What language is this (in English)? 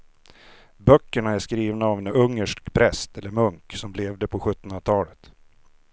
Swedish